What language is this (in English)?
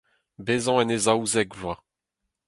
Breton